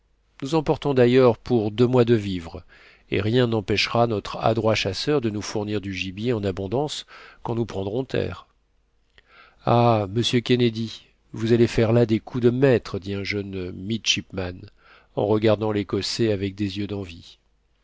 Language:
French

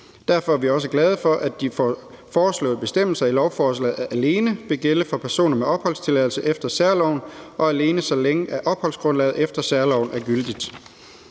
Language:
Danish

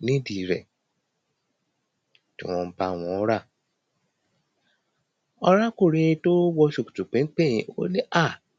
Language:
Yoruba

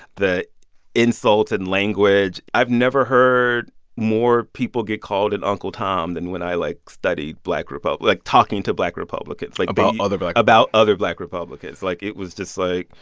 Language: English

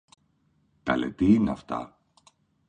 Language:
Greek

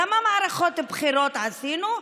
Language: Hebrew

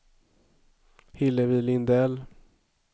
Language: Swedish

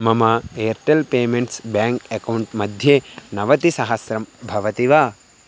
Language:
Sanskrit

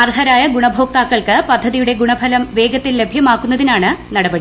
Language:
Malayalam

